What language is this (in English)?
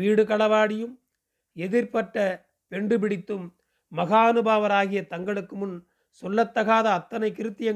Tamil